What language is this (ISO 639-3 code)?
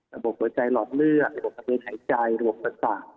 tha